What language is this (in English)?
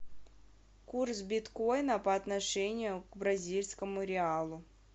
Russian